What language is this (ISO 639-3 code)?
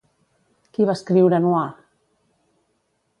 cat